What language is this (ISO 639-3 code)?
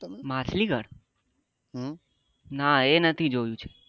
guj